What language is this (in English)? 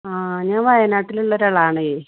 Malayalam